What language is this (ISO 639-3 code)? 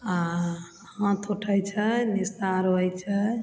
mai